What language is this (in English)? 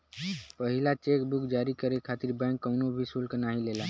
Bhojpuri